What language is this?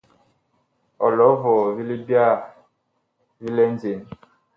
Bakoko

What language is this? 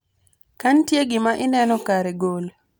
Luo (Kenya and Tanzania)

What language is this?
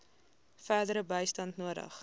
Afrikaans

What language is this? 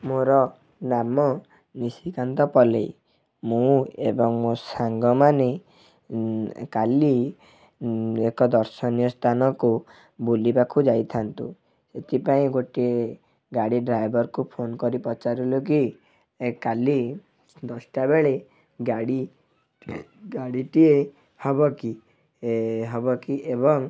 Odia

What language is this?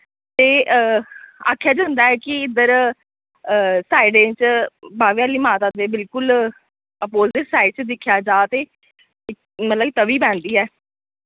Dogri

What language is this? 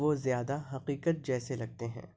Urdu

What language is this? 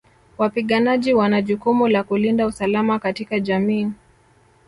Swahili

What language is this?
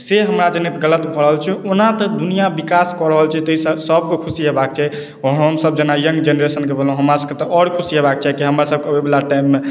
Maithili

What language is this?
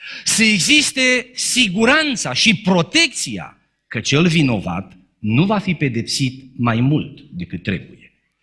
Romanian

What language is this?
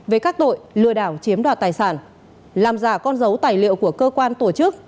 Vietnamese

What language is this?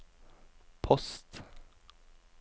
Norwegian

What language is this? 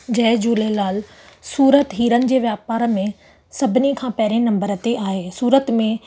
Sindhi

